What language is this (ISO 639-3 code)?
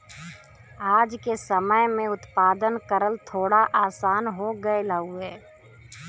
bho